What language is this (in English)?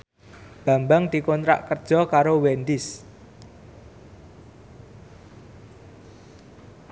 Javanese